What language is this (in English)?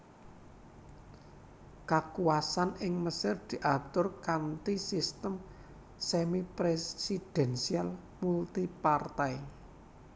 Javanese